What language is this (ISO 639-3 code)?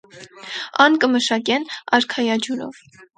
hye